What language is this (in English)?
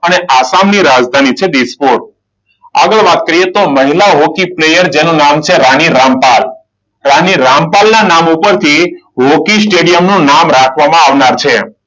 Gujarati